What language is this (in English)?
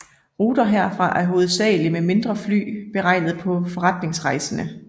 Danish